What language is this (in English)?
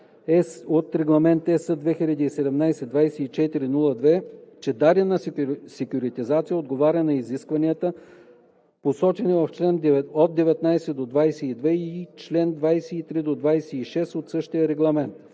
Bulgarian